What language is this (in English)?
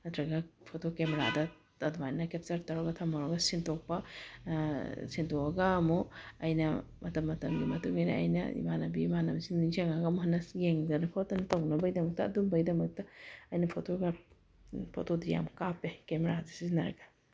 Manipuri